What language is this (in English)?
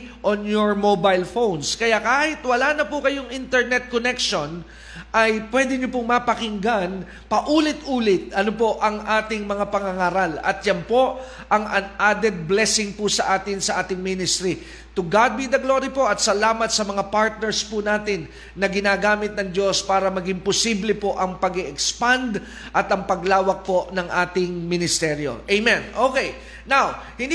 Filipino